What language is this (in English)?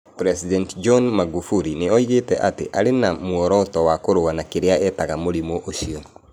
Kikuyu